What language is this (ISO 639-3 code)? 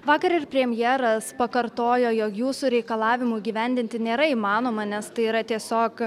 lit